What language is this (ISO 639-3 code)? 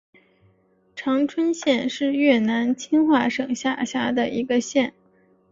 zho